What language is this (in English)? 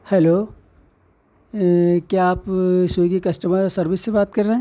Urdu